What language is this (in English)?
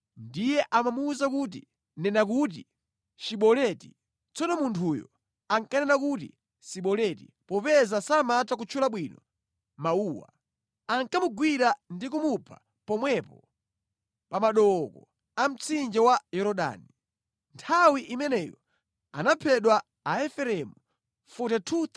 Nyanja